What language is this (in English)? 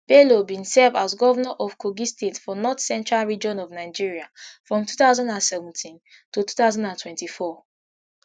Nigerian Pidgin